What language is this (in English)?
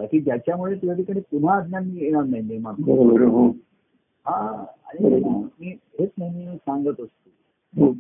Marathi